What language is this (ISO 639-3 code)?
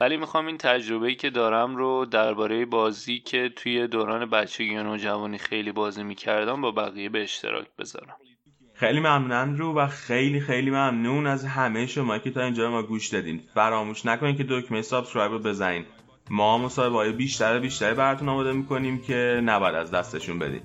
fas